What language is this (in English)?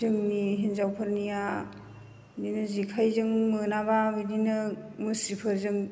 Bodo